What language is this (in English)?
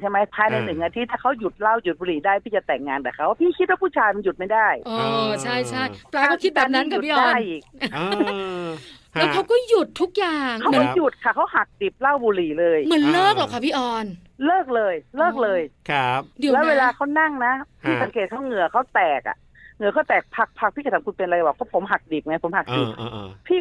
Thai